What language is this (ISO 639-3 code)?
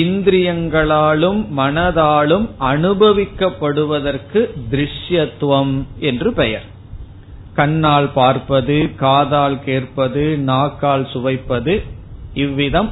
tam